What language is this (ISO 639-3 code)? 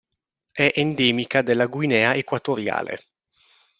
ita